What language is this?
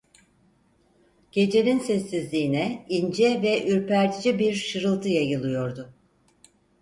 Turkish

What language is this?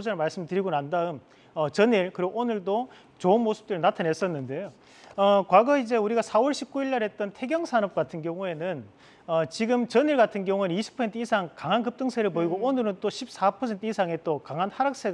Korean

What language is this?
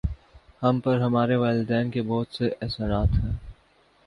Urdu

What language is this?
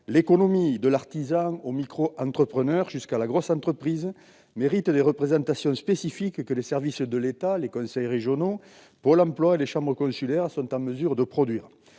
French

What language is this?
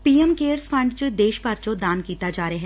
Punjabi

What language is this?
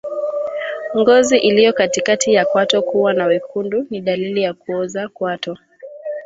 Swahili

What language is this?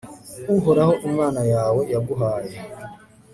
Kinyarwanda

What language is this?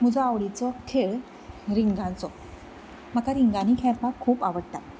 Konkani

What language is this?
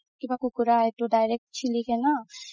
Assamese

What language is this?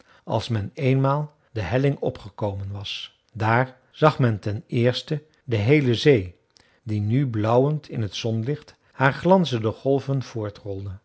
Dutch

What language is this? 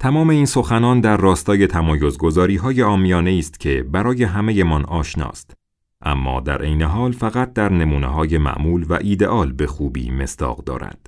Persian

